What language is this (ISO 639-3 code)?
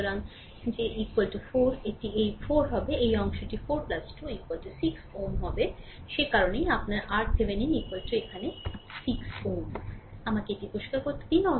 ben